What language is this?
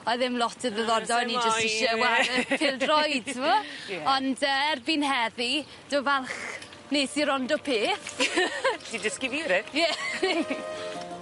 Welsh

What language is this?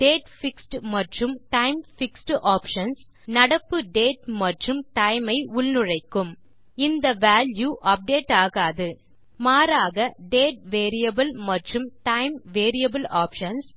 Tamil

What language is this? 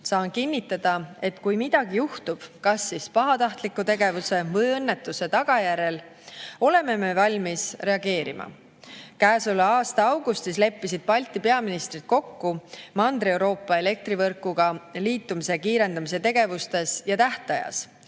Estonian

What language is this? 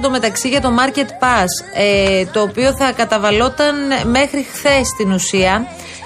Greek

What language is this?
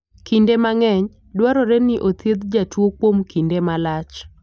Luo (Kenya and Tanzania)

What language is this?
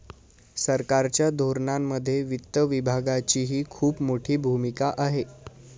Marathi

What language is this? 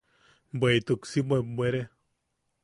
Yaqui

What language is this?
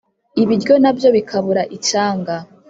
Kinyarwanda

